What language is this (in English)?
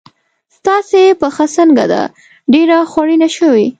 Pashto